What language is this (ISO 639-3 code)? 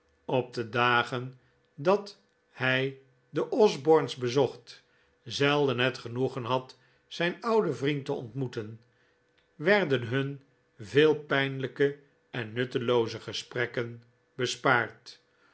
nld